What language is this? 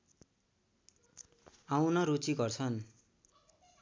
Nepali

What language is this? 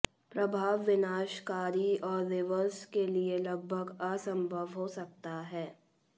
Hindi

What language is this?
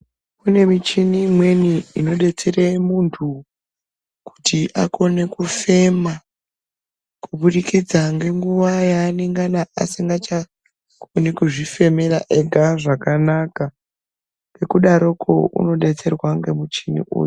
Ndau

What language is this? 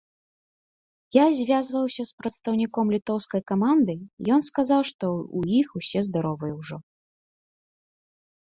Belarusian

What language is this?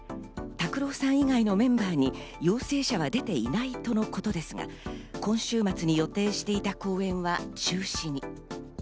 Japanese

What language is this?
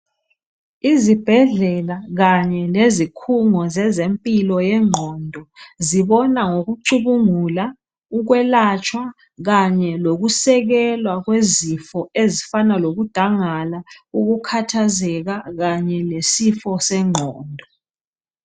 North Ndebele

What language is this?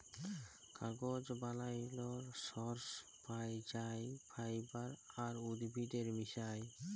Bangla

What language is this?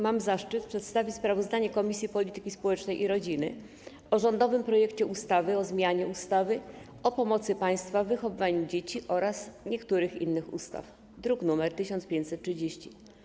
Polish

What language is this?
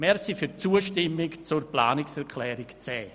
Swiss German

